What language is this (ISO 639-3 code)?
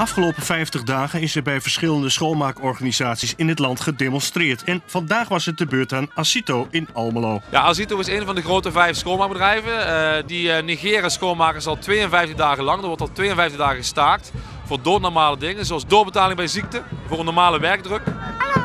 nld